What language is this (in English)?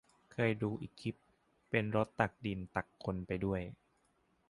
Thai